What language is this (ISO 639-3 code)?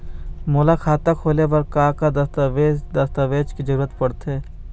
hne